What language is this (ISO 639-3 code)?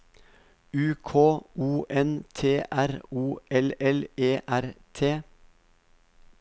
nor